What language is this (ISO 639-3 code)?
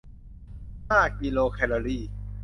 tha